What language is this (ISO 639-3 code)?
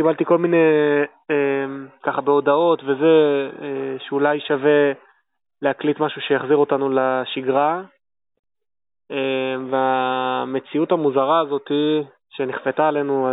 heb